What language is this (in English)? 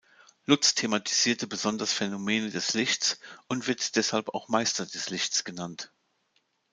German